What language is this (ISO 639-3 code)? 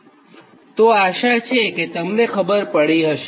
guj